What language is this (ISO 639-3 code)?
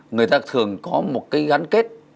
vie